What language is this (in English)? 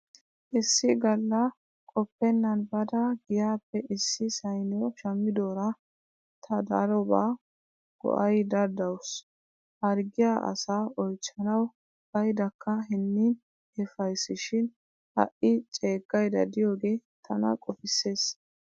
Wolaytta